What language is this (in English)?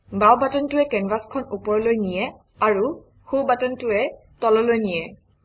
Assamese